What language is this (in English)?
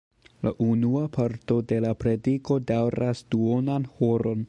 Esperanto